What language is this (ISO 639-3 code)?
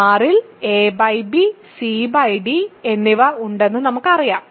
mal